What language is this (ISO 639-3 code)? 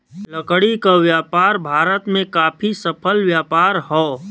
bho